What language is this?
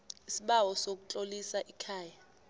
South Ndebele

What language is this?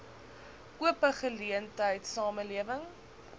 Afrikaans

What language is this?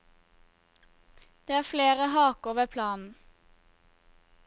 Norwegian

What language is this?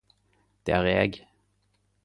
Norwegian Nynorsk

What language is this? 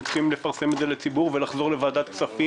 Hebrew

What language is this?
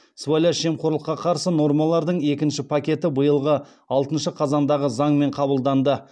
Kazakh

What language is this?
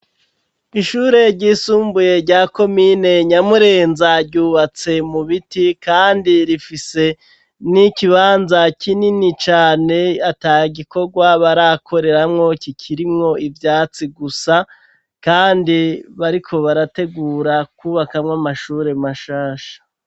Rundi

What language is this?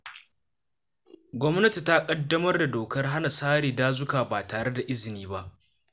Hausa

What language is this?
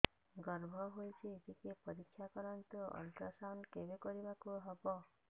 Odia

